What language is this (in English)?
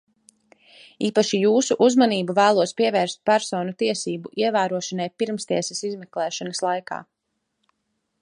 Latvian